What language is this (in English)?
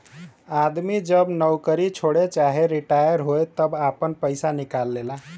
Bhojpuri